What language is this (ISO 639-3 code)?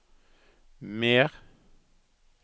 nor